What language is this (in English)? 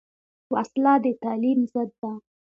Pashto